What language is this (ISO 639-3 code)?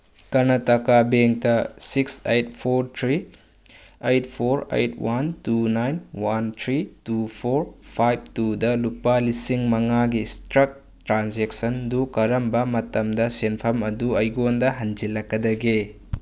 mni